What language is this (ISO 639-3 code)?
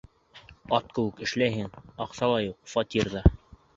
bak